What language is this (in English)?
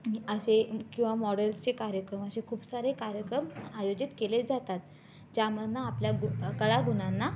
Marathi